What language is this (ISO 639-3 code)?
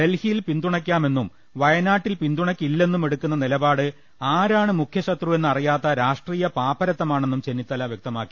mal